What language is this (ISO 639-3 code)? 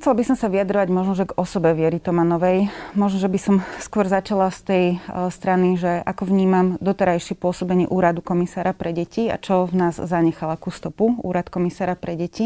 slk